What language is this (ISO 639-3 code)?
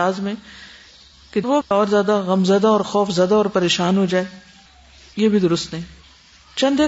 urd